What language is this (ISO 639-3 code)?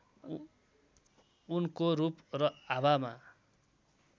nep